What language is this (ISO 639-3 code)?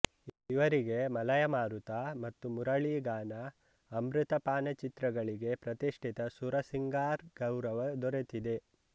kan